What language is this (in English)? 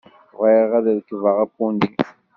Kabyle